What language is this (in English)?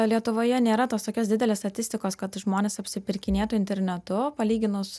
Lithuanian